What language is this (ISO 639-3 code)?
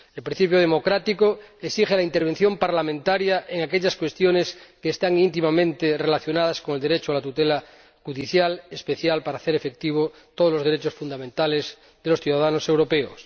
spa